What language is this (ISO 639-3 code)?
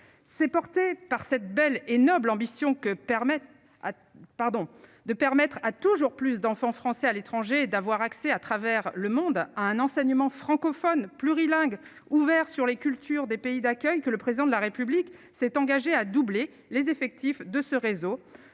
fra